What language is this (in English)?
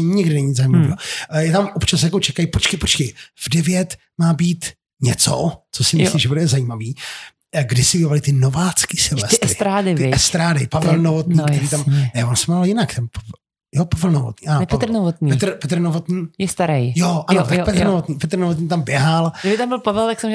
Czech